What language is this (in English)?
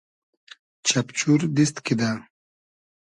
Hazaragi